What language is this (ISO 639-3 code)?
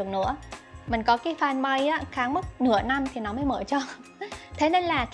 vie